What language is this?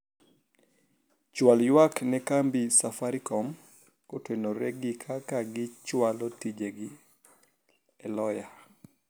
Luo (Kenya and Tanzania)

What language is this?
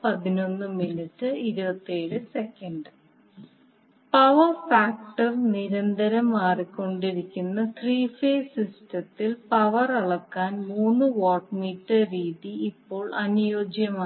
Malayalam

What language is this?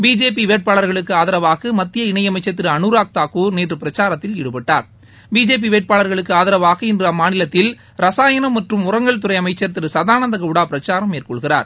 Tamil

